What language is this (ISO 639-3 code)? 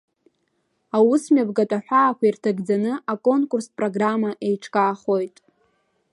abk